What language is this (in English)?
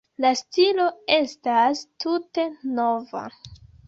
Esperanto